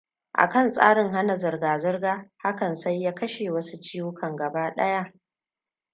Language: Hausa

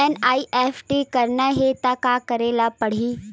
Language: Chhattisgarhi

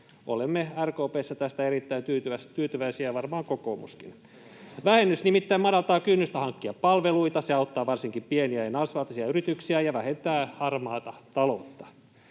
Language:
Finnish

